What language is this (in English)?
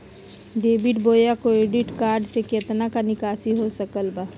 Magahi